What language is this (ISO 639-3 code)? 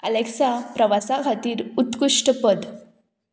kok